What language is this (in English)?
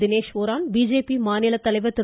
Tamil